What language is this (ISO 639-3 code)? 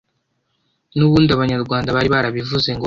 kin